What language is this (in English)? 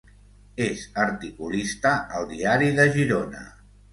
Catalan